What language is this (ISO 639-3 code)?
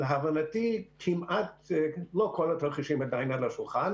heb